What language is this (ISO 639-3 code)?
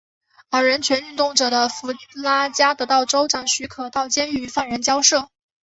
zho